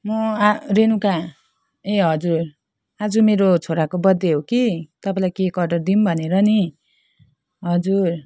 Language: Nepali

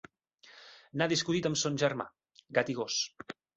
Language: Catalan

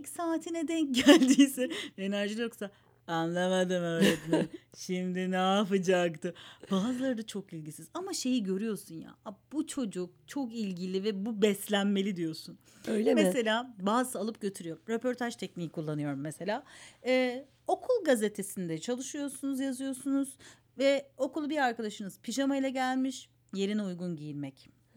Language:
Turkish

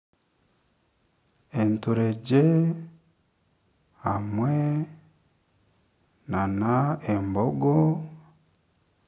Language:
Nyankole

